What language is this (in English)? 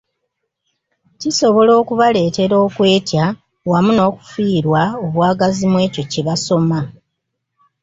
Ganda